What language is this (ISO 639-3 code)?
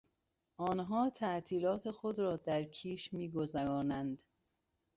fas